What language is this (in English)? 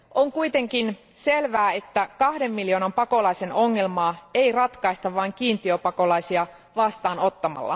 Finnish